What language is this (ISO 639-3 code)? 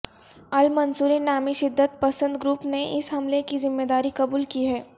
urd